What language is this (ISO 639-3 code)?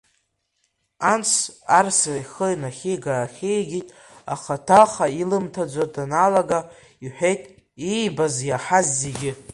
abk